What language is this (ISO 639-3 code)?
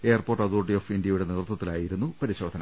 mal